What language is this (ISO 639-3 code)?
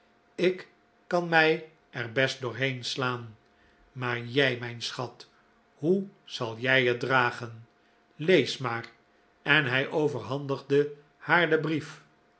nld